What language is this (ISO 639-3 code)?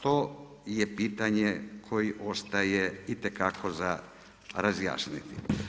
hrv